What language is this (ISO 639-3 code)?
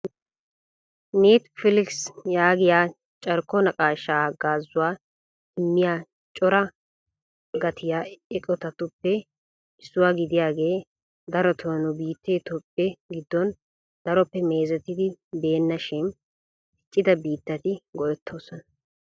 wal